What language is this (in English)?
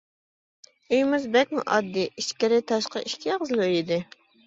Uyghur